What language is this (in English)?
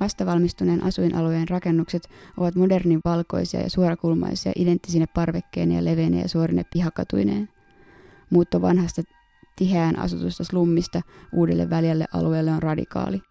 Finnish